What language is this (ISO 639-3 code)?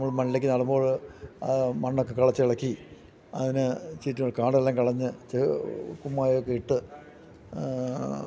mal